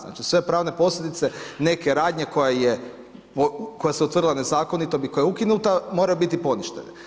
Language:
Croatian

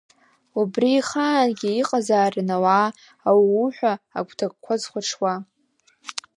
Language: Abkhazian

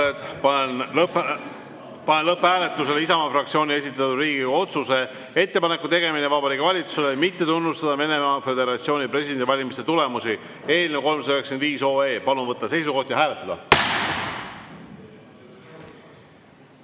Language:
Estonian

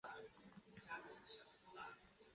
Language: Chinese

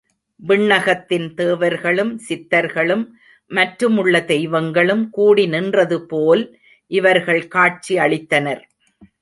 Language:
Tamil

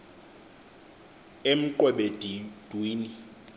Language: Xhosa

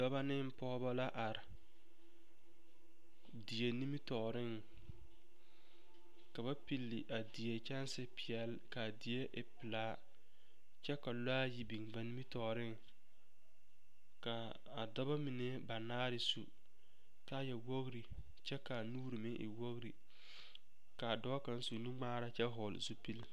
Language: Southern Dagaare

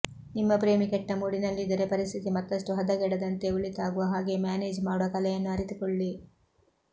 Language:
Kannada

